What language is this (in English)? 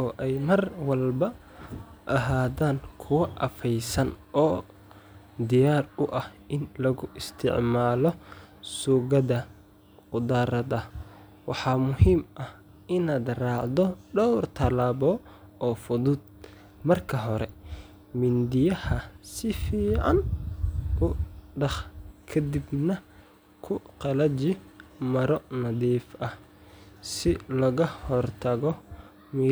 Somali